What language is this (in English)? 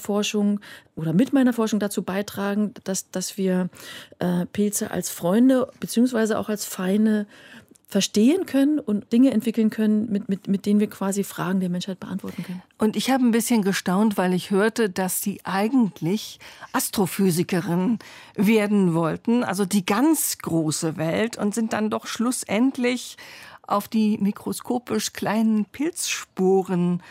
German